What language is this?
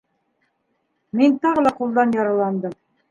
Bashkir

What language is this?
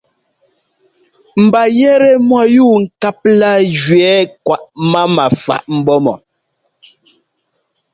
Ngomba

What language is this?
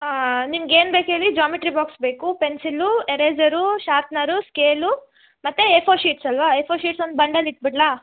Kannada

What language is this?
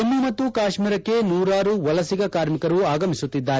Kannada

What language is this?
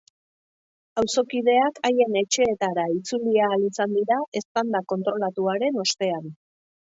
Basque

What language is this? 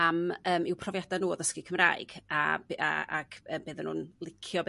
Welsh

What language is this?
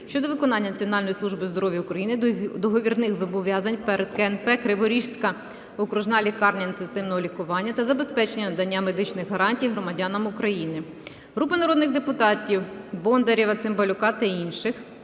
Ukrainian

